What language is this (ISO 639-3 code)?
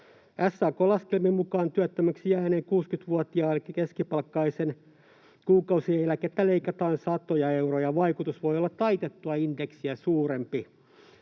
fin